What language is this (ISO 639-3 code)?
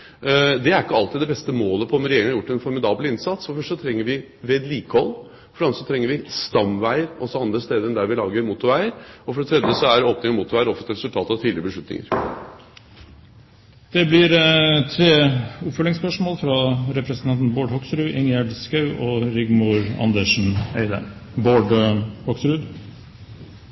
nor